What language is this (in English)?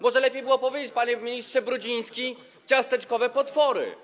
Polish